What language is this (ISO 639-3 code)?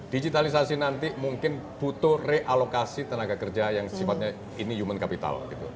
ind